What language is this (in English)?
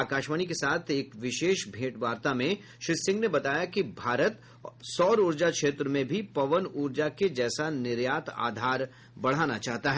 Hindi